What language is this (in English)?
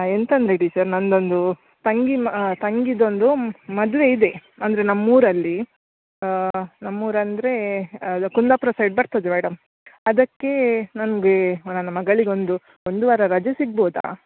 Kannada